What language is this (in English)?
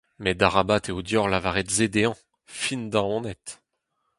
Breton